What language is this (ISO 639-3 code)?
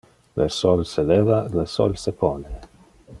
ina